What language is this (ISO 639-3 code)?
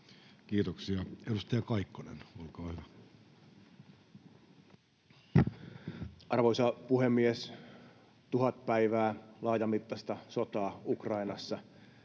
fin